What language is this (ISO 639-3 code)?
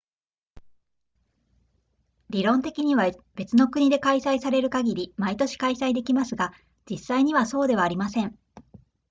jpn